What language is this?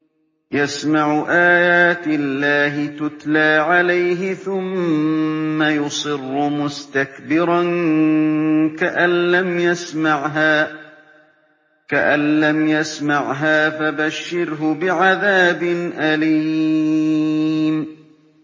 Arabic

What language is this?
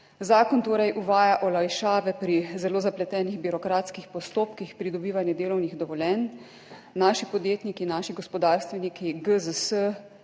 Slovenian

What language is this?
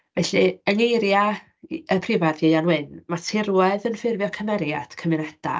Welsh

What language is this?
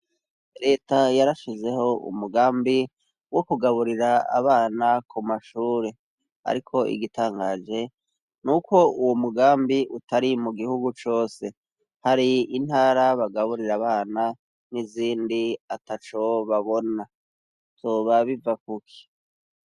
Rundi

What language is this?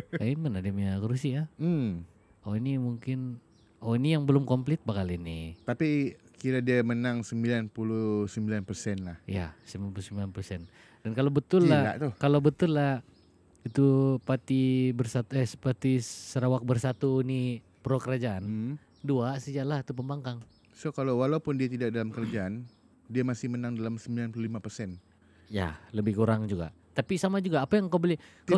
Malay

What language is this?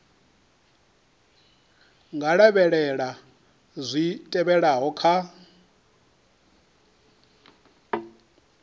Venda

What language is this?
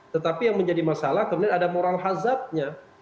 Indonesian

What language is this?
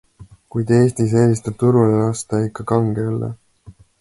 Estonian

